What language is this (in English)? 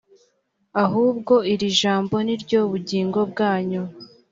Kinyarwanda